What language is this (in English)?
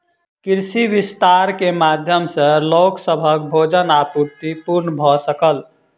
Maithili